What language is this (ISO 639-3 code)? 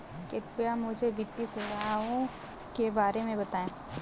hin